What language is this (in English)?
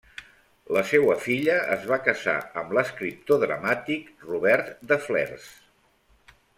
Catalan